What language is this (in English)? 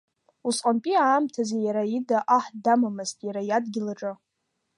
Abkhazian